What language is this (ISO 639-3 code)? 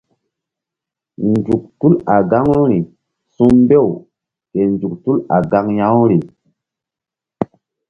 mdd